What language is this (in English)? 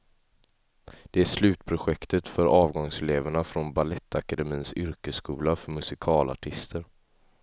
Swedish